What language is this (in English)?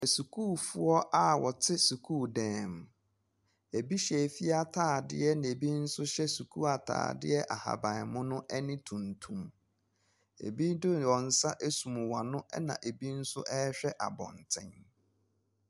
Akan